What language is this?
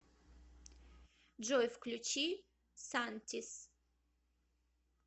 Russian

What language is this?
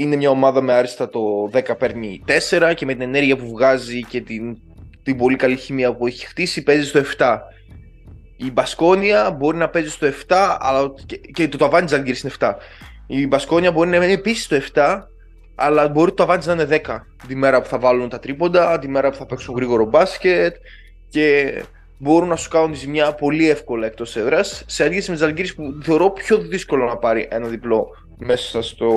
Greek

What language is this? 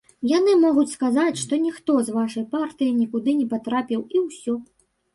Belarusian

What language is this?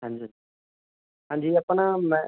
Punjabi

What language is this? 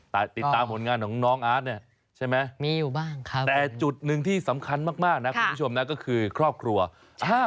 Thai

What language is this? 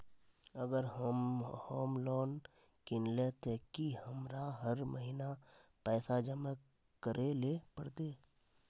Magahi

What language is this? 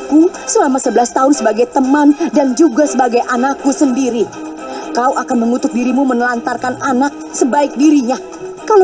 Indonesian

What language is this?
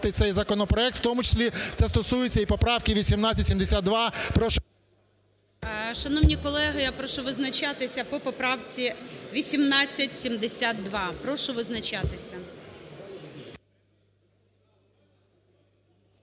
Ukrainian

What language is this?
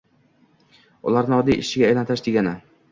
Uzbek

